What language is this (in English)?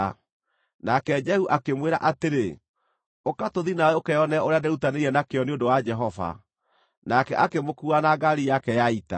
Kikuyu